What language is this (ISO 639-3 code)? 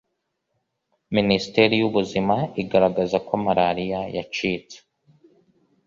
kin